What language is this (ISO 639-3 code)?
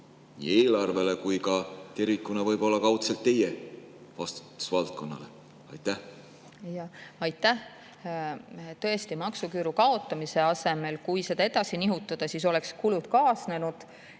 est